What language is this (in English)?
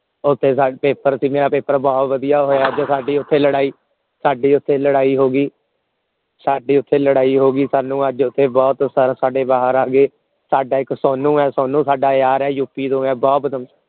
Punjabi